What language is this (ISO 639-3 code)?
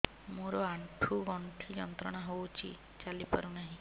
ori